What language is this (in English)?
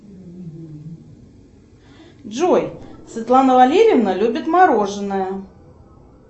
Russian